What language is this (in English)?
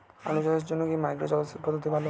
Bangla